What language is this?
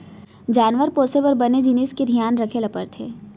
Chhattisgarhi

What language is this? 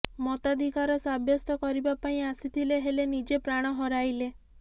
Odia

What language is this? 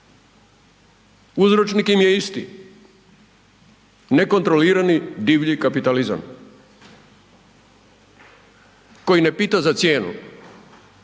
Croatian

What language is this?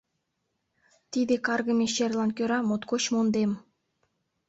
Mari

